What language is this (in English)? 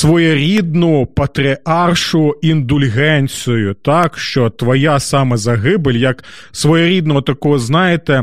Ukrainian